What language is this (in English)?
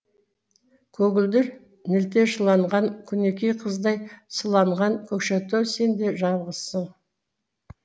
Kazakh